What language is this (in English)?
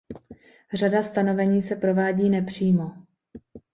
Czech